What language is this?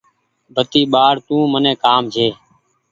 Goaria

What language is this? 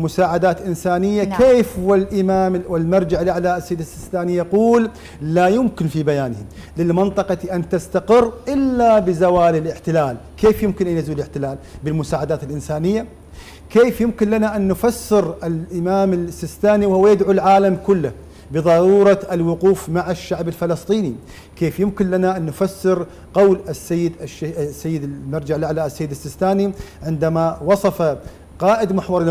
Arabic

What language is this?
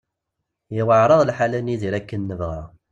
Kabyle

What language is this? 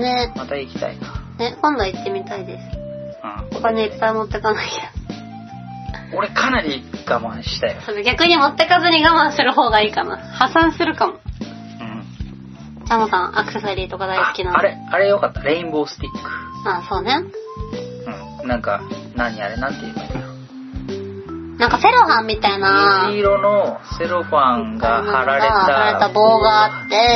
Japanese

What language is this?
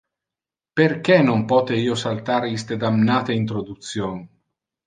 Interlingua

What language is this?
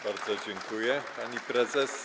Polish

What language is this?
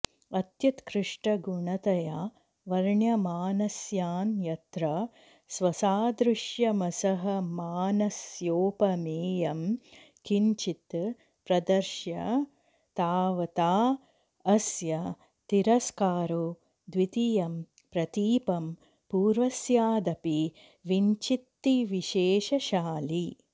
Sanskrit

